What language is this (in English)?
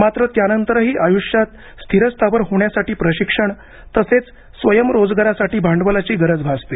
Marathi